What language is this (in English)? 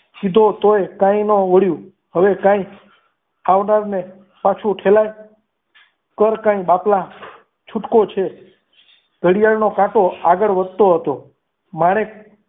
Gujarati